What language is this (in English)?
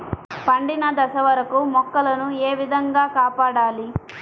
Telugu